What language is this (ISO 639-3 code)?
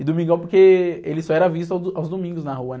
por